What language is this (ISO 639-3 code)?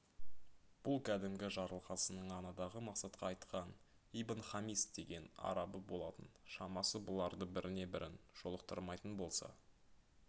kaz